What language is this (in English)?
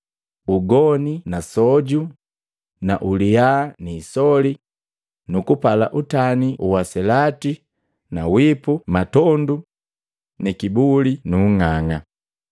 Matengo